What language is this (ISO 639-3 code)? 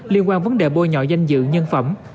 vie